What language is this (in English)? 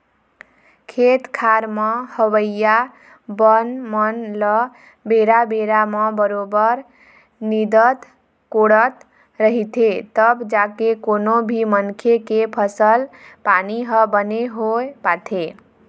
Chhattisgarhi